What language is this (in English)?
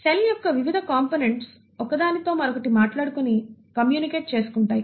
Telugu